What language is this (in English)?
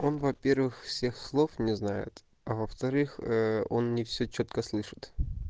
Russian